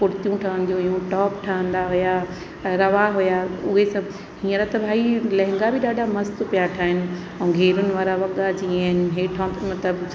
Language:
Sindhi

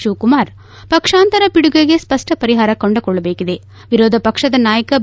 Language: Kannada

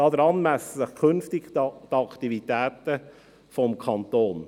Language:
Swiss German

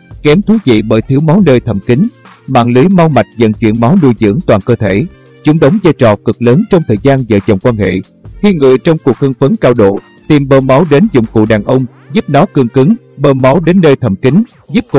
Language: Vietnamese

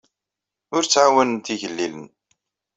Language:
Kabyle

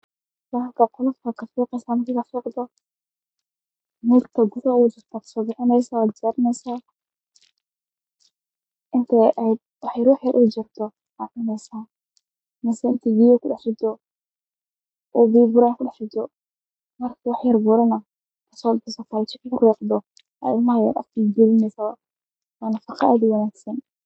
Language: Somali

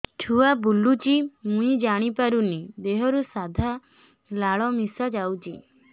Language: Odia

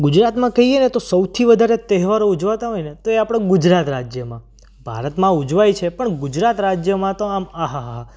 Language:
Gujarati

